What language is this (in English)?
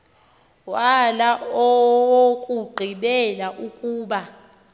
Xhosa